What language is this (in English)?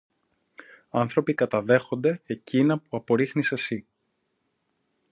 Greek